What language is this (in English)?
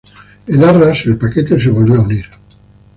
Spanish